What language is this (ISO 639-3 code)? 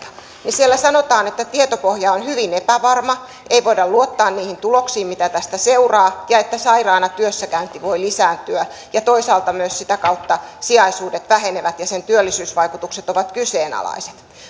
fin